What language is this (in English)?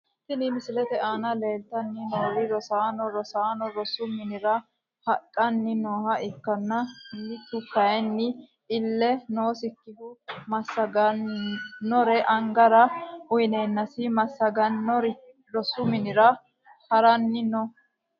Sidamo